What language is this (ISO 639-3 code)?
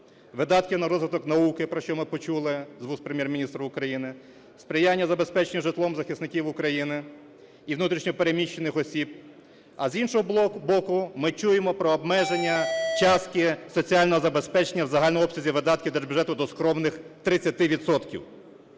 ukr